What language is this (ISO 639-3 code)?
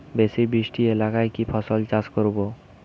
ben